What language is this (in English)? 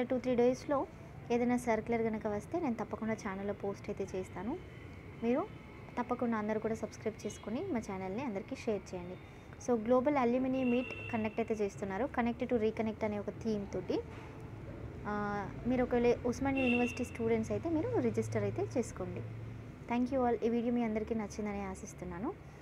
English